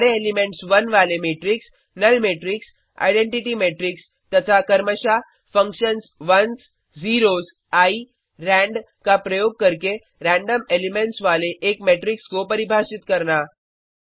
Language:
Hindi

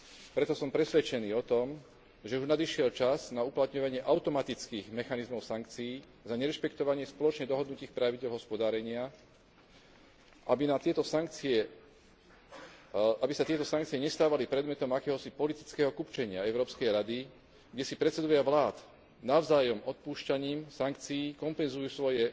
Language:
Slovak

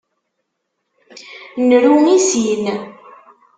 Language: Kabyle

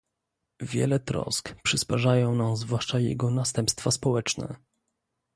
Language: Polish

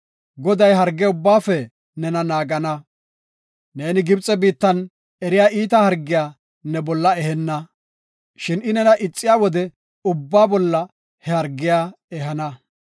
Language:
Gofa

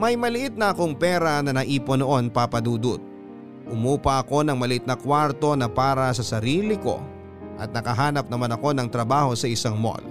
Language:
Filipino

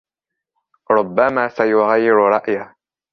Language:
Arabic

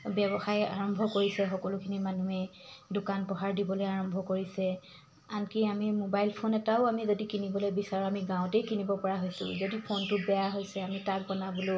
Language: Assamese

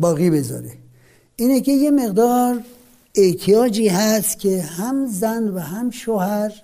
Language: Persian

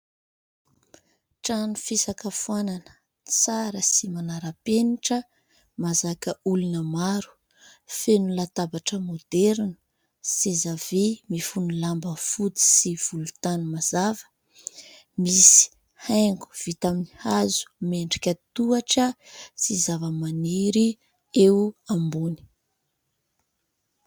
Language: Malagasy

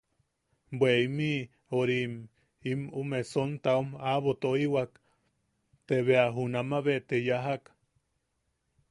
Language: Yaqui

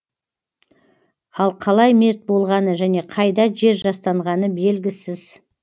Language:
Kazakh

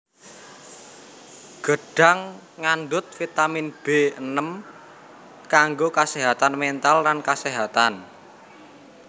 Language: Javanese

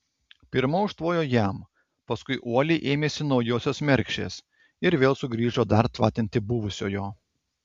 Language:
Lithuanian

